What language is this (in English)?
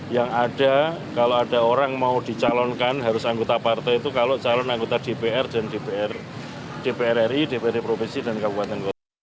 Indonesian